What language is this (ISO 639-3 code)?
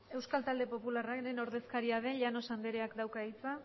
eus